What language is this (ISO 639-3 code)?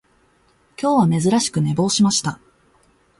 jpn